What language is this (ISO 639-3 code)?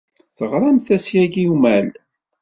kab